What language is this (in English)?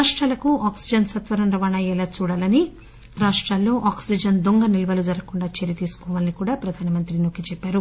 Telugu